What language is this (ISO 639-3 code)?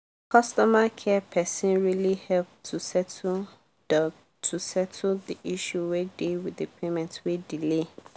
pcm